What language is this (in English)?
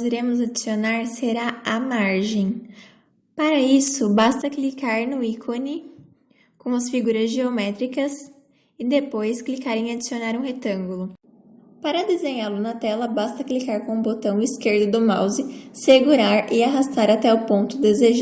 Portuguese